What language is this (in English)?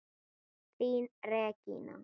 Icelandic